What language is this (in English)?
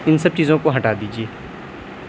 Urdu